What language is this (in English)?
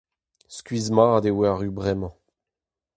Breton